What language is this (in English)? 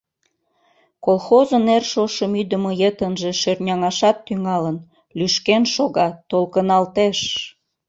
Mari